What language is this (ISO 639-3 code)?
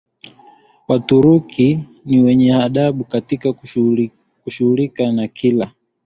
swa